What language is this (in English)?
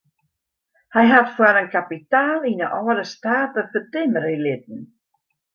Western Frisian